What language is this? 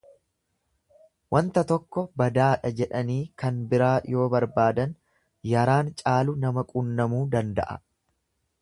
Oromo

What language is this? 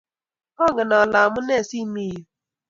Kalenjin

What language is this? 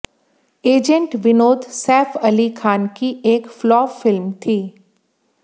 Hindi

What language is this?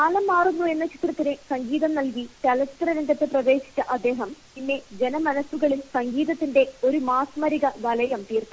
Malayalam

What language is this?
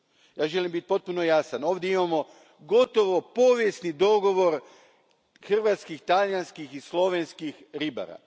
Croatian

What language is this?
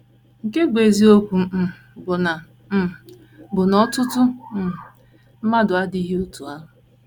Igbo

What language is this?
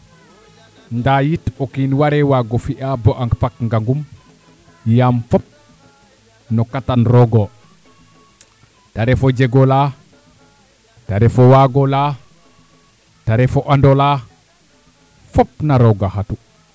Serer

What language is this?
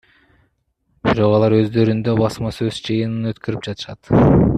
Kyrgyz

